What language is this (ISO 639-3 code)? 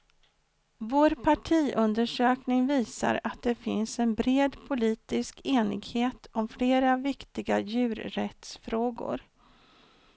swe